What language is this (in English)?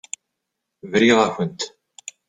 Kabyle